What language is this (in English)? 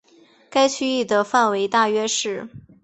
Chinese